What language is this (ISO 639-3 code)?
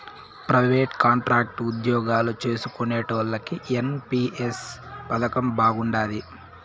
tel